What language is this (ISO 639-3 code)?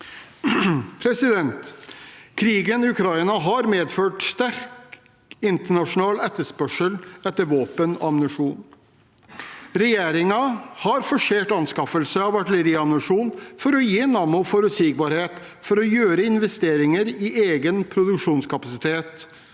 nor